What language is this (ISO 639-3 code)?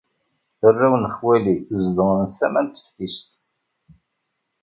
kab